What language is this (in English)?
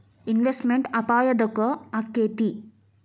Kannada